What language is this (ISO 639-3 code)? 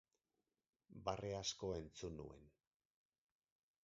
eus